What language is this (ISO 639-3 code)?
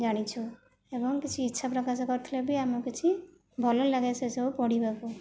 ori